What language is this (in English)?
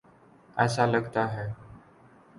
Urdu